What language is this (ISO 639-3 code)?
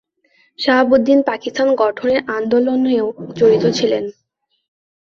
ben